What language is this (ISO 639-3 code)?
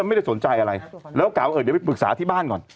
tha